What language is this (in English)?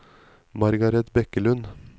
Norwegian